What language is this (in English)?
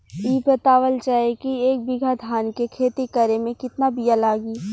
Bhojpuri